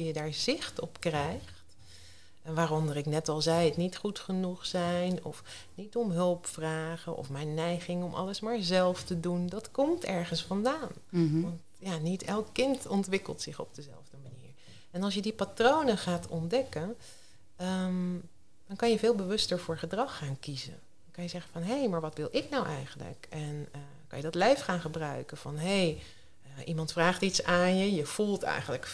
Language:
Dutch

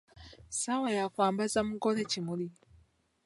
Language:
Ganda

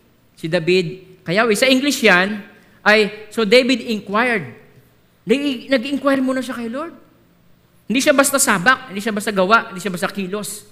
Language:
Filipino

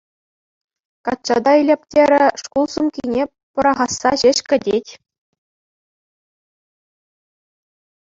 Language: Chuvash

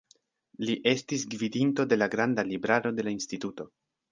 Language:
Esperanto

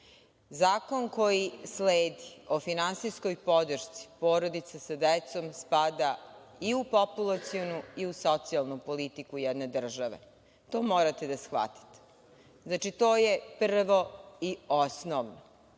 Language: Serbian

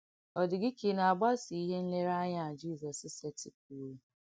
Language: Igbo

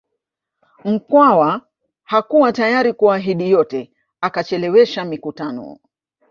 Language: Swahili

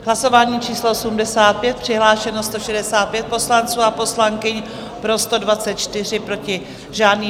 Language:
Czech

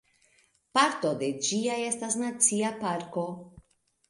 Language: Esperanto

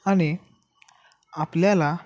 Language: Marathi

